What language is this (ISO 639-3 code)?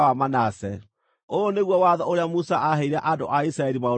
kik